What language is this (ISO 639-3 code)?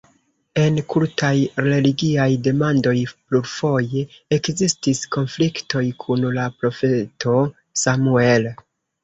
epo